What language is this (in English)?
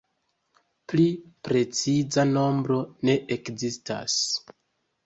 Esperanto